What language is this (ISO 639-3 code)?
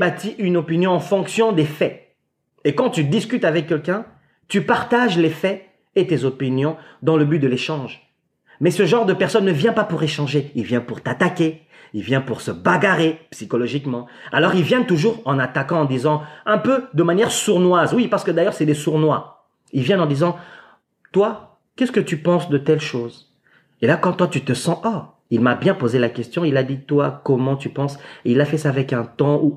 fra